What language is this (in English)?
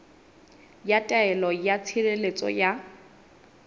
Southern Sotho